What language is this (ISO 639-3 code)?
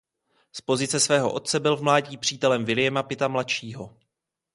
ces